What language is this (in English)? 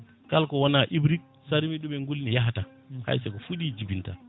Fula